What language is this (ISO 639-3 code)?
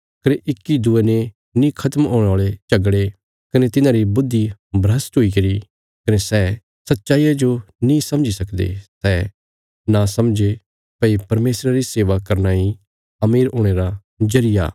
kfs